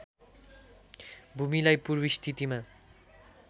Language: Nepali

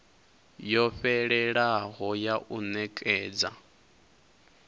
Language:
Venda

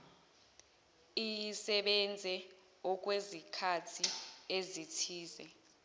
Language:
Zulu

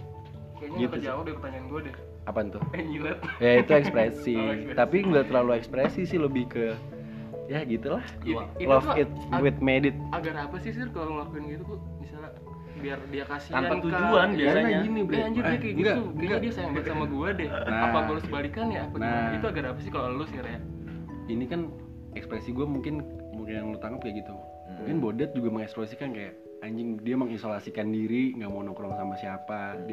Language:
Indonesian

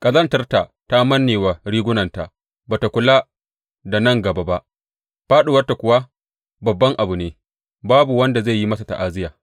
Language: Hausa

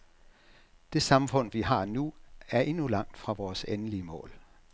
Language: Danish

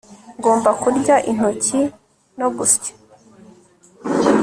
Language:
Kinyarwanda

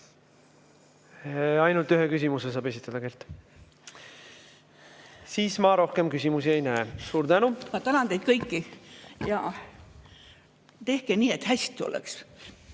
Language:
Estonian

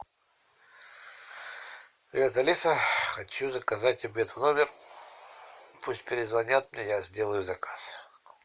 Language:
Russian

